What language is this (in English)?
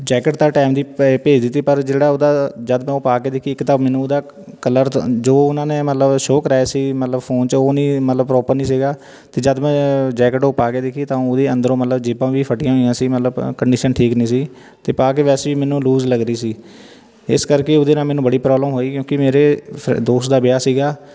Punjabi